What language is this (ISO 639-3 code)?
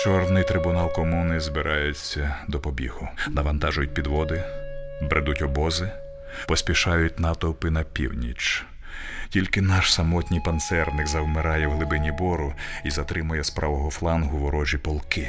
ukr